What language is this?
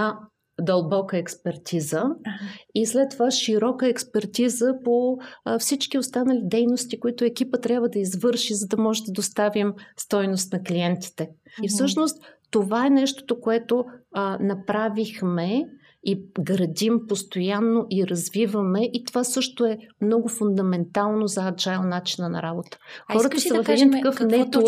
Bulgarian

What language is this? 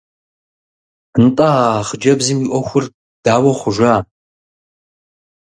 Kabardian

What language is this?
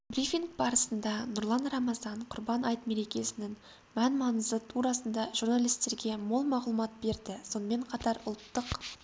Kazakh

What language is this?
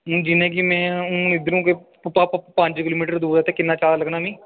Dogri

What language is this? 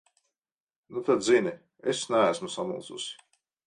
Latvian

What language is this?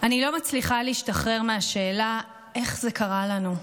Hebrew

